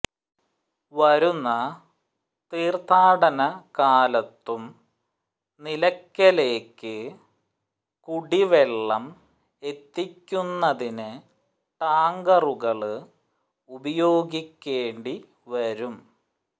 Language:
Malayalam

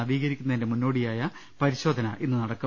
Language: Malayalam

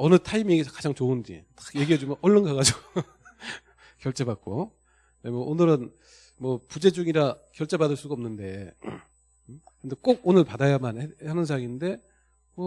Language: Korean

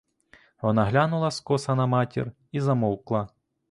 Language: Ukrainian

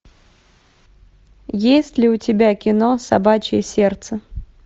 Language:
Russian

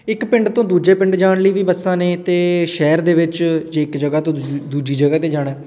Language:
Punjabi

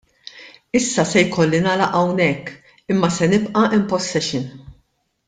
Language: Maltese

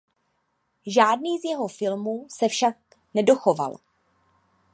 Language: Czech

